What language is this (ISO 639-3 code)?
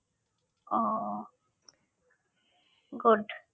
ben